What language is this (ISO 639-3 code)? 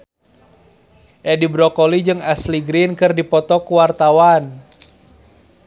sun